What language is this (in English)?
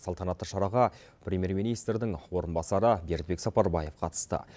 Kazakh